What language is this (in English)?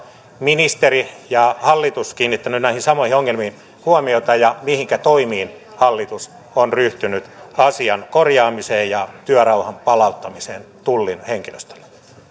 Finnish